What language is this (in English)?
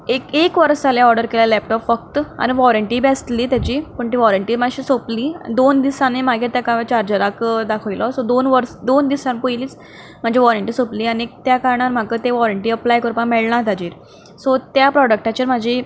Konkani